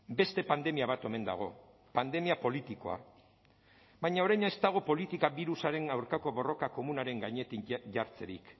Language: Basque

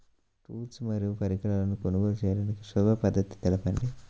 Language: Telugu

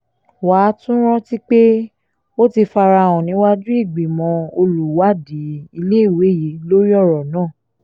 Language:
Yoruba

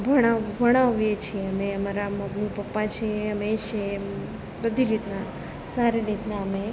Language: Gujarati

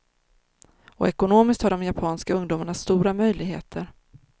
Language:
Swedish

